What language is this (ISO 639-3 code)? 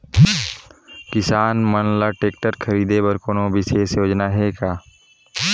hne